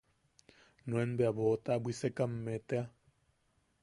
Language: Yaqui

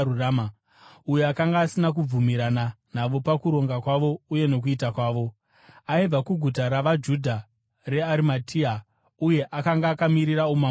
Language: Shona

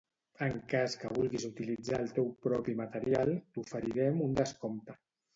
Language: Catalan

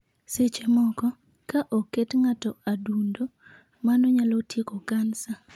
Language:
Luo (Kenya and Tanzania)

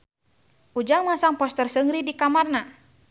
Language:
Sundanese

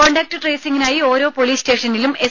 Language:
Malayalam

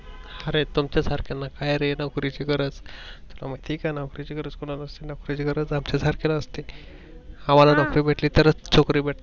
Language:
Marathi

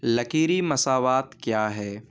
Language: Urdu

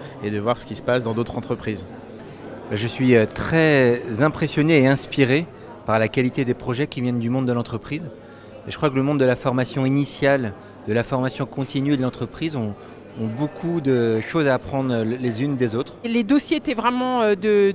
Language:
French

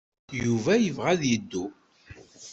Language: Kabyle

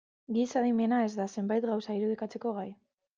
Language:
Basque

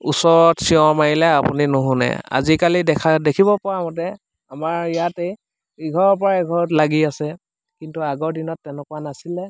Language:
Assamese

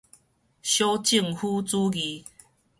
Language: Min Nan Chinese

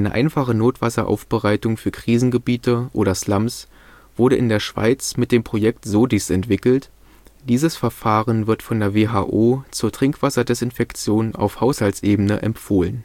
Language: German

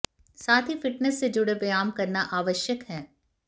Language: Hindi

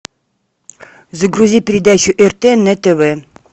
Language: Russian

